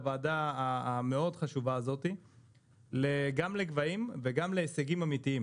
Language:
Hebrew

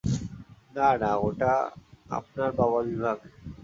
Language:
Bangla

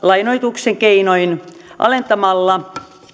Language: Finnish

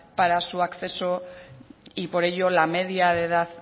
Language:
Spanish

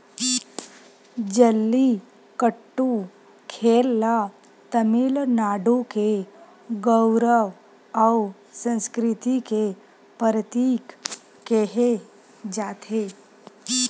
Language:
Chhattisgarhi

